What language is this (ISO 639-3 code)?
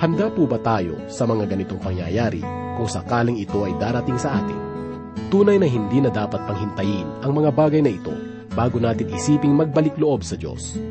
fil